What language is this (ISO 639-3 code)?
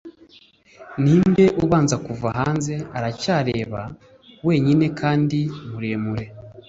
kin